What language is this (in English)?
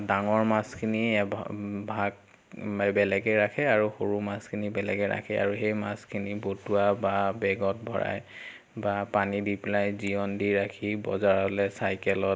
Assamese